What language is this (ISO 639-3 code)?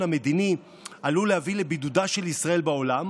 heb